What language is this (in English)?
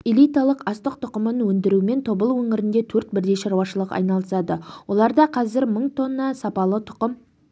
Kazakh